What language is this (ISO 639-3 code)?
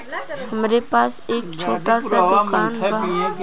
bho